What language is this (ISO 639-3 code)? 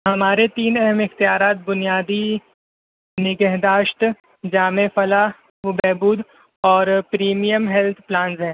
urd